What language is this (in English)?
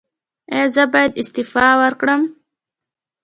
Pashto